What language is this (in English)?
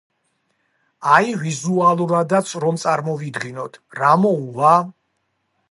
Georgian